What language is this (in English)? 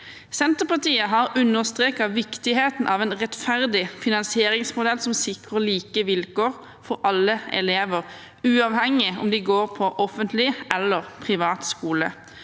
Norwegian